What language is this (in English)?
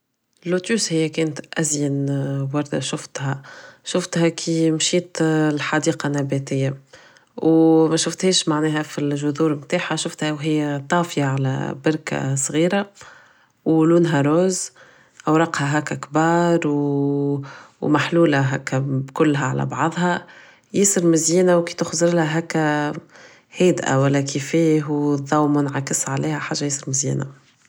Tunisian Arabic